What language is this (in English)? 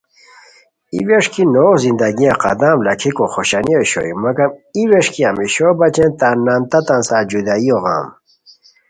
Khowar